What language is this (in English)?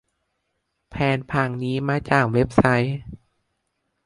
Thai